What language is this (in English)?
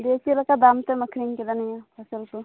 Santali